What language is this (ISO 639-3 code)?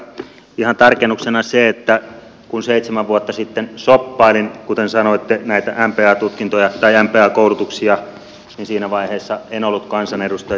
fin